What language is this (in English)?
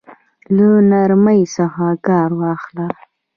Pashto